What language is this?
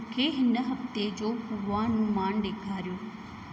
Sindhi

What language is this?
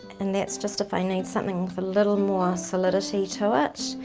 English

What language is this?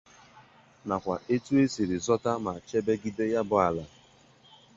Igbo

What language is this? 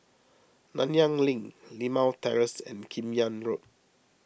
English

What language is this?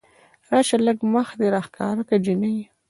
Pashto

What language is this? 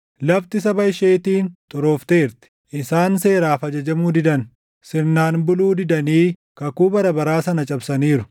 Oromo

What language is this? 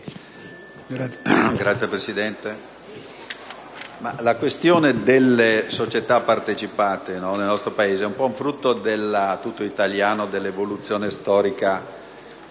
Italian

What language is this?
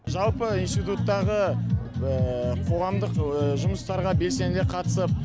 Kazakh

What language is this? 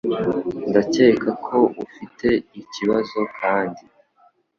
Kinyarwanda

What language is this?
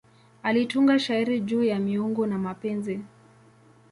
Swahili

